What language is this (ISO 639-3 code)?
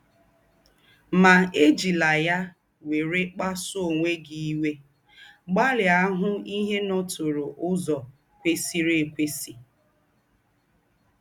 ibo